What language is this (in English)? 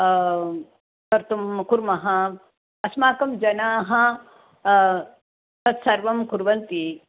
Sanskrit